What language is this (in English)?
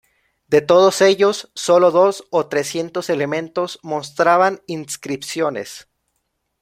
Spanish